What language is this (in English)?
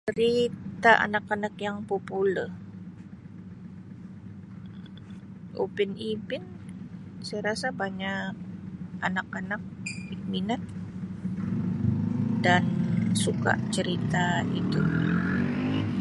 Sabah Malay